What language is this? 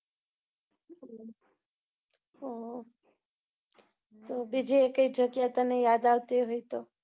Gujarati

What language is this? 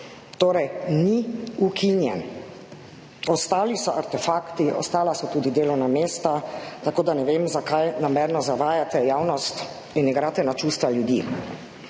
Slovenian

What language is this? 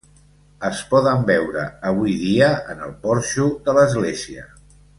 Catalan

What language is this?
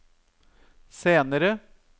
Norwegian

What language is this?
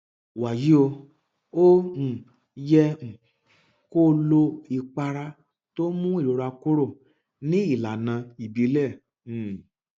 Yoruba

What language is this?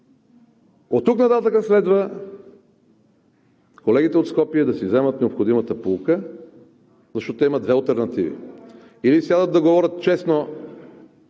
Bulgarian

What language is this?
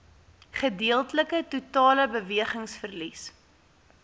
Afrikaans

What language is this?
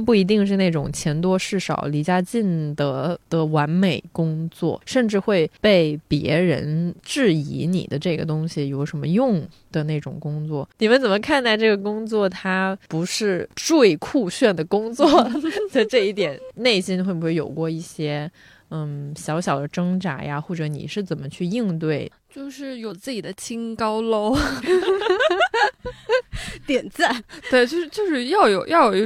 Chinese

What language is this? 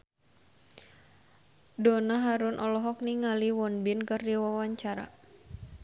Sundanese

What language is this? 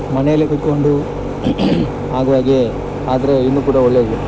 Kannada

